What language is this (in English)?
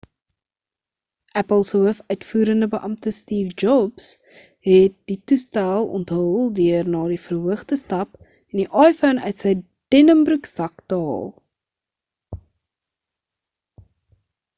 Afrikaans